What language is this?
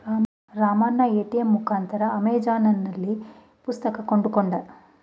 Kannada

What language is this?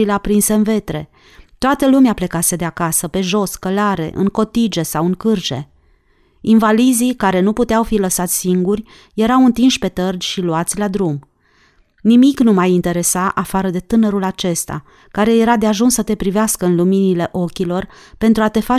Romanian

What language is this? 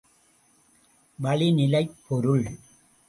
Tamil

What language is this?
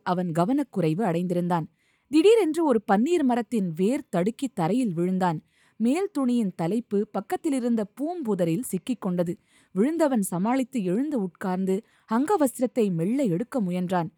Tamil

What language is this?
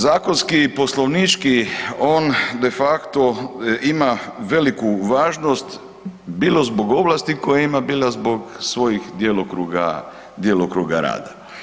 Croatian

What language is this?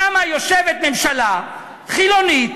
Hebrew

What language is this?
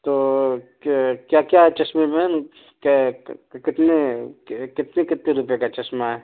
Urdu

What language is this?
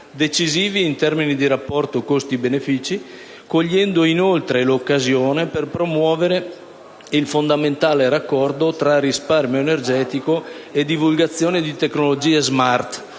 Italian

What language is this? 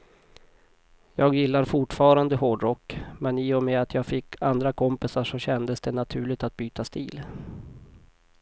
Swedish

